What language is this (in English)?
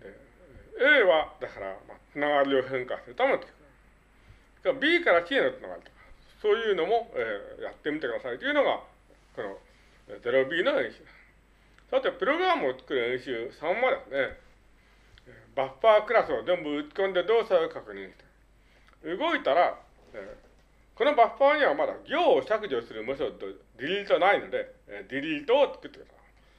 Japanese